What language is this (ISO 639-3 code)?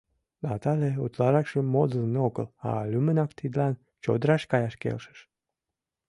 chm